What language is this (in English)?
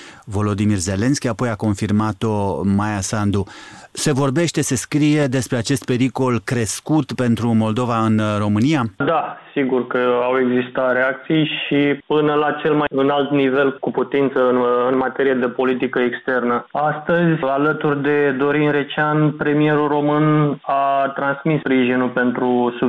Romanian